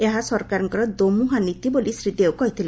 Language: Odia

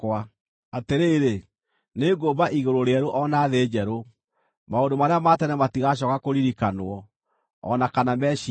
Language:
Kikuyu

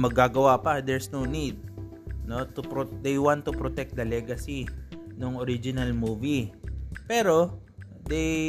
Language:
Filipino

